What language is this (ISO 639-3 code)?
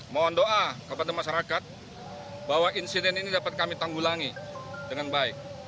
ind